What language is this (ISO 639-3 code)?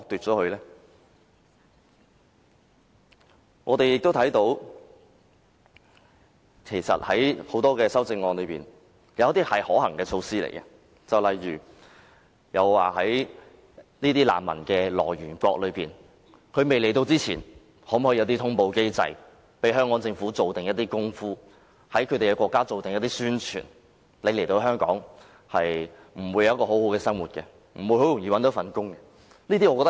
yue